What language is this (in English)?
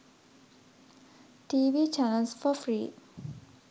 Sinhala